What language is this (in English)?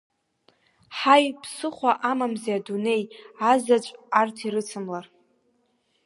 Abkhazian